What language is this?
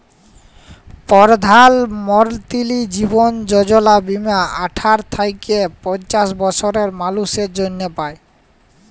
Bangla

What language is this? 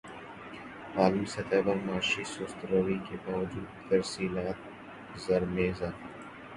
Urdu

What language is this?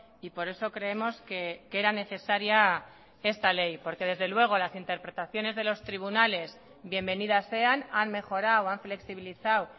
Spanish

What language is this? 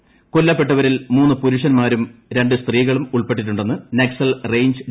Malayalam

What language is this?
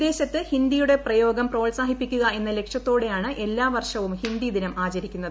Malayalam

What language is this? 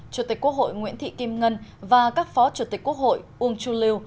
Vietnamese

